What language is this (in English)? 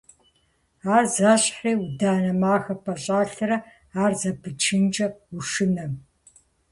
Kabardian